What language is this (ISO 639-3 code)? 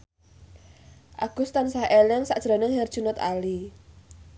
jav